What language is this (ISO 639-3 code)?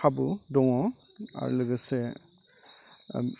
brx